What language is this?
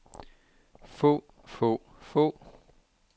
Danish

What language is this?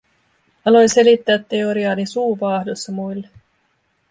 Finnish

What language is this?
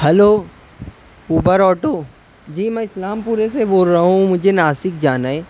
Urdu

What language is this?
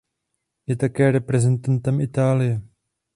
Czech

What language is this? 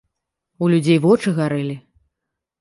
Belarusian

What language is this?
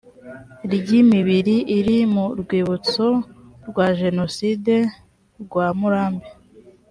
Kinyarwanda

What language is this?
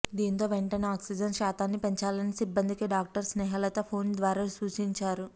Telugu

